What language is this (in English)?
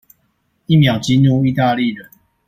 Chinese